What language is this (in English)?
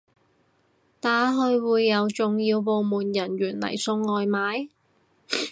Cantonese